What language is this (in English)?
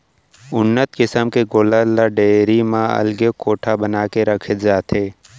Chhattisgarhi